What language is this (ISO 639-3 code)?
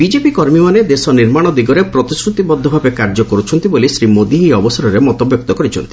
ori